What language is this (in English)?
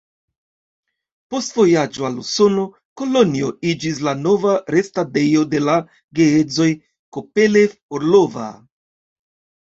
Esperanto